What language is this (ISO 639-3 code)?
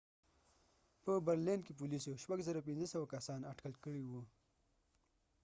pus